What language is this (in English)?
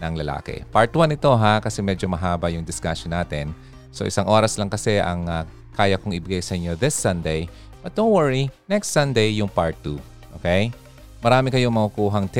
Filipino